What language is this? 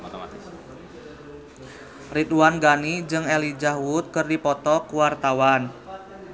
Sundanese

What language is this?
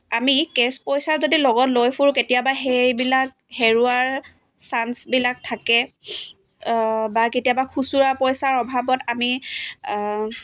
Assamese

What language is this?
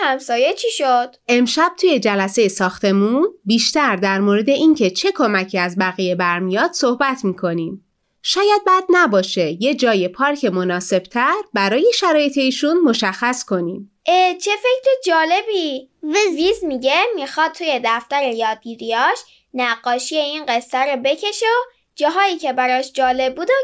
Persian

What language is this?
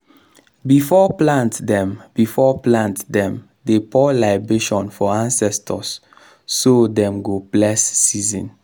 Nigerian Pidgin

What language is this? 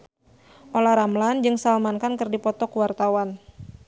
Sundanese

